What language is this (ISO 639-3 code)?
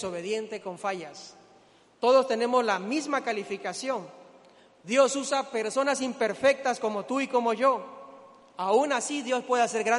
spa